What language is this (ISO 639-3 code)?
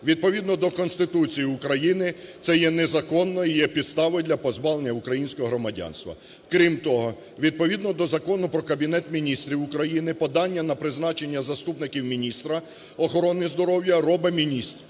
ukr